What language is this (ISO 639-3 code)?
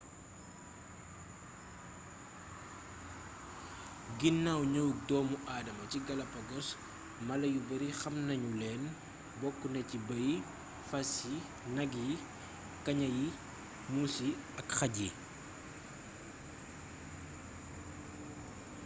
wol